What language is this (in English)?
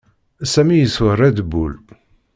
Kabyle